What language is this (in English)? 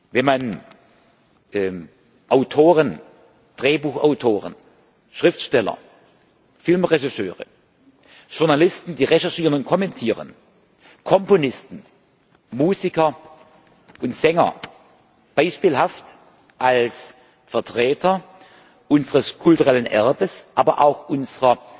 German